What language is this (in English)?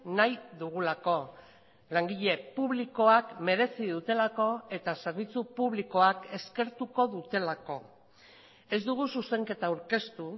Basque